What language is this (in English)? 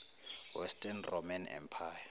Zulu